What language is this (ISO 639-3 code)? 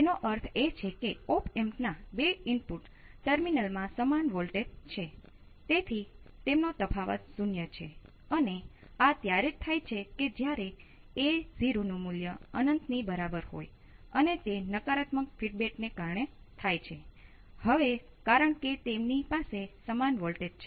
guj